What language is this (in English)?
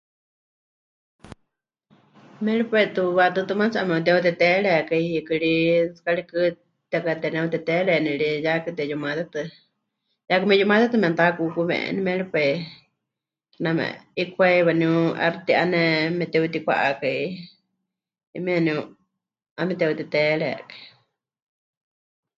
Huichol